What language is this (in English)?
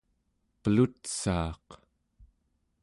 Central Yupik